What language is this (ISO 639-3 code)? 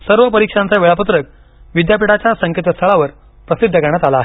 mar